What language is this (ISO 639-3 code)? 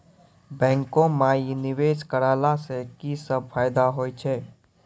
mai